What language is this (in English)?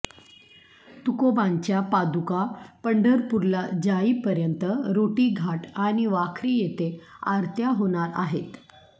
Marathi